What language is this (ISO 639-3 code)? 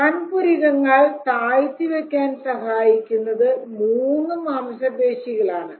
mal